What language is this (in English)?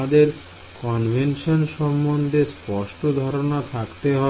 Bangla